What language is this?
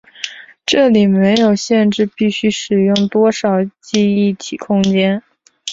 Chinese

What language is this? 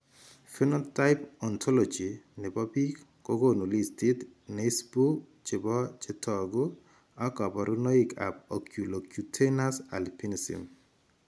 Kalenjin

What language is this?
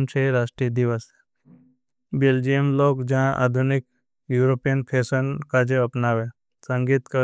Bhili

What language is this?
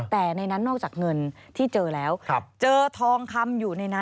Thai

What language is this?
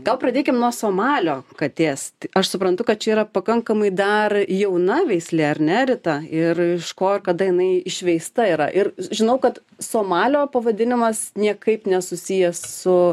Lithuanian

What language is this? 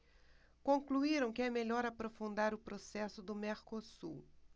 Portuguese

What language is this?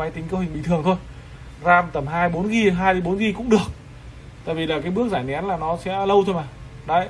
Vietnamese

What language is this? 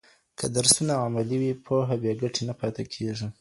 Pashto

